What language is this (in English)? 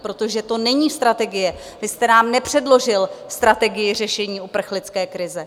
Czech